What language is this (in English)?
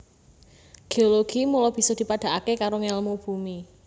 Javanese